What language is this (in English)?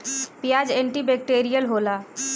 Bhojpuri